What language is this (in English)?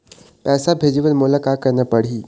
Chhattisgarhi